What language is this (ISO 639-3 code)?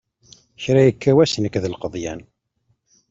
kab